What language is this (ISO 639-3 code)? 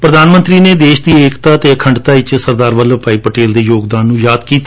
pan